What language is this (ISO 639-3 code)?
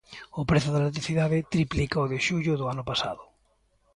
glg